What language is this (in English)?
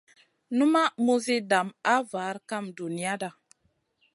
Masana